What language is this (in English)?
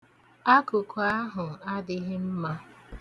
Igbo